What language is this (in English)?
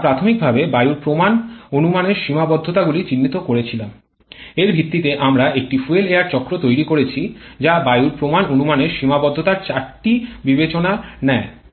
Bangla